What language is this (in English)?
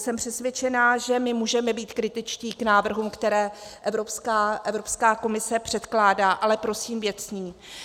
Czech